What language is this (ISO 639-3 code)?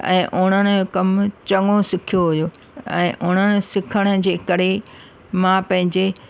snd